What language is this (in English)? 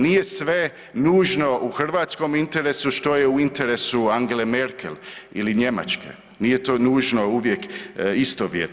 Croatian